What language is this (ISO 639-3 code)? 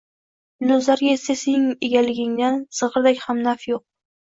uzb